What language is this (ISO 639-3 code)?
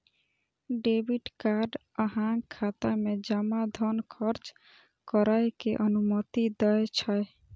mai